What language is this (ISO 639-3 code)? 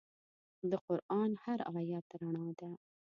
pus